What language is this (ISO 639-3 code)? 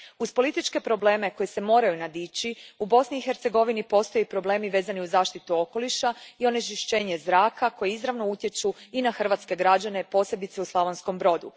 hrv